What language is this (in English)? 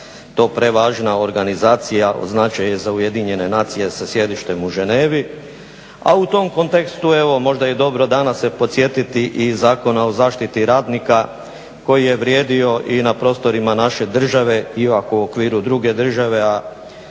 Croatian